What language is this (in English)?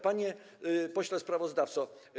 Polish